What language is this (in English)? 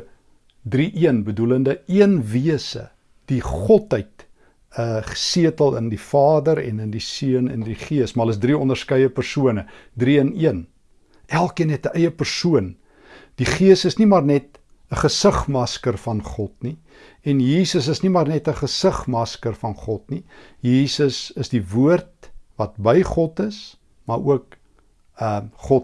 Dutch